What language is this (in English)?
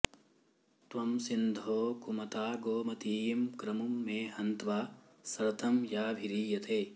Sanskrit